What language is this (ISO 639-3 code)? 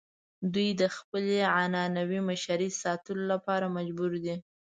pus